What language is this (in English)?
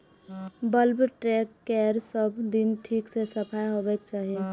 Maithili